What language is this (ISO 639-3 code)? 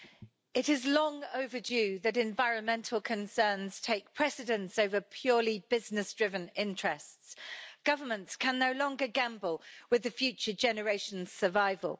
eng